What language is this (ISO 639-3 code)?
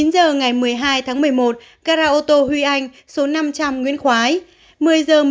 vie